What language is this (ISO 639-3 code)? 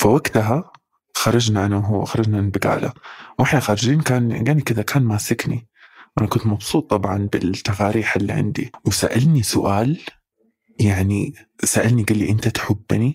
ara